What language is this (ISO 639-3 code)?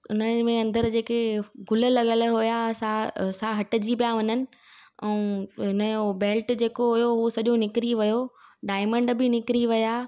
snd